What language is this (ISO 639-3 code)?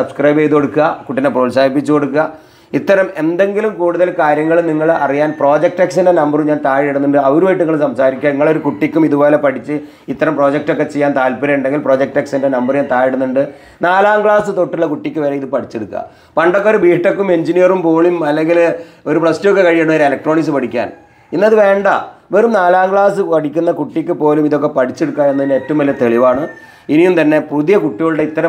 mal